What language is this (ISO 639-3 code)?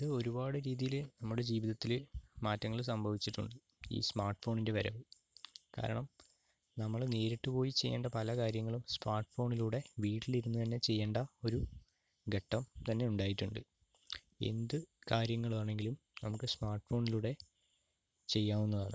mal